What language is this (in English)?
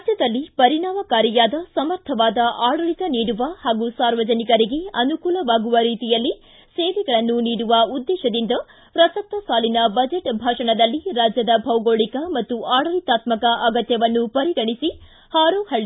Kannada